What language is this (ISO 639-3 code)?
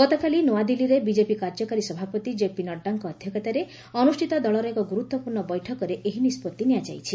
ori